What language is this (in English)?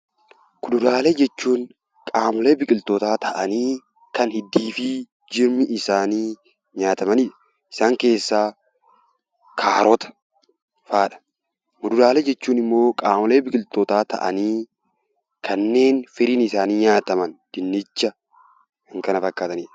Oromo